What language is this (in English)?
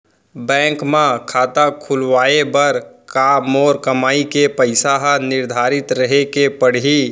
Chhattisgarhi